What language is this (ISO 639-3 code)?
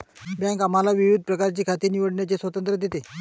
mar